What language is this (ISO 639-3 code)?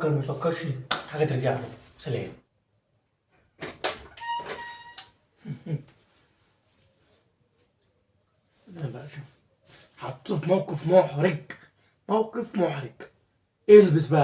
ara